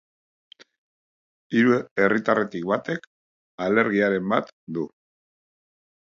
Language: Basque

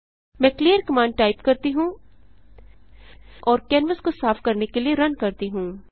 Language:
Hindi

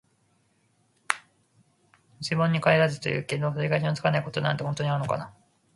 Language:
Japanese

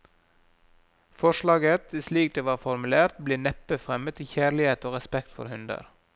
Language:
Norwegian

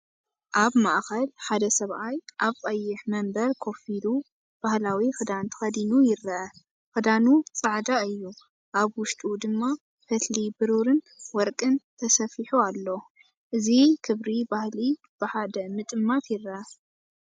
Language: Tigrinya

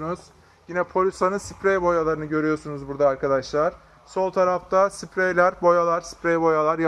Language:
Turkish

